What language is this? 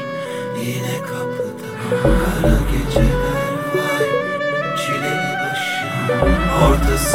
Turkish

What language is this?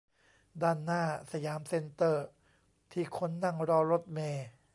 Thai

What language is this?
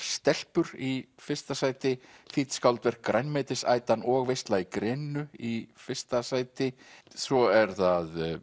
Icelandic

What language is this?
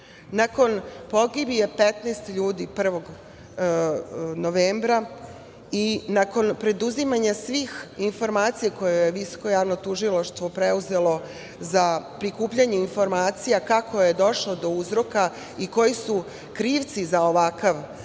Serbian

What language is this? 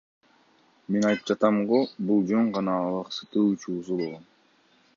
Kyrgyz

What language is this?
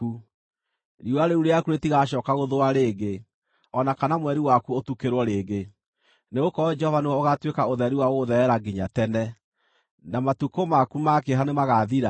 Kikuyu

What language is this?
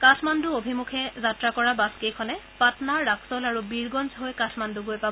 Assamese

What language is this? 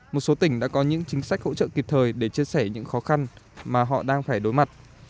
Vietnamese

